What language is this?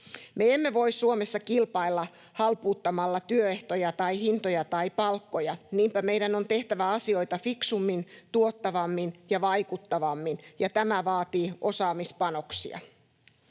Finnish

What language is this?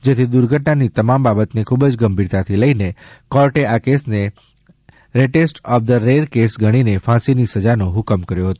Gujarati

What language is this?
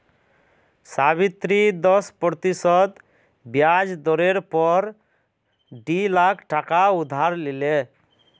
Magahi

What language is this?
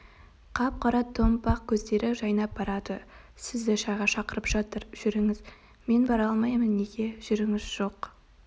Kazakh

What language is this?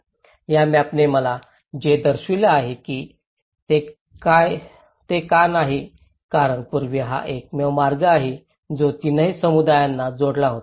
Marathi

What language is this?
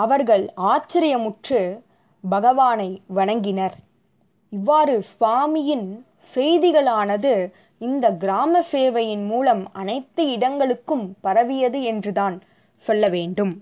Tamil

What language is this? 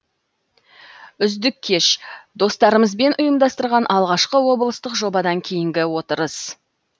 Kazakh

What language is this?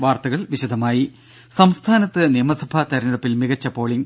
Malayalam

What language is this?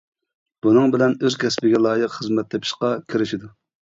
Uyghur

